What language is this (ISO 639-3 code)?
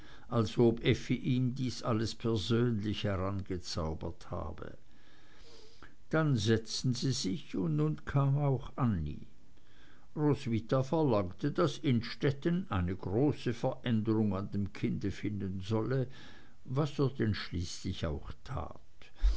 deu